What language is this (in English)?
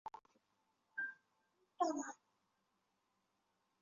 Chinese